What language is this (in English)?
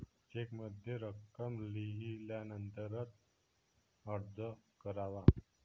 Marathi